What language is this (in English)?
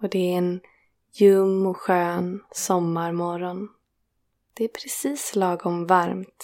Swedish